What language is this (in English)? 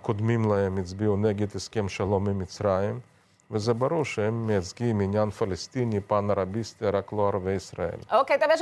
Hebrew